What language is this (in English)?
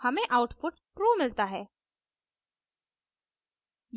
Hindi